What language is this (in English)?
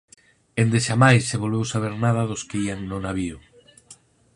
Galician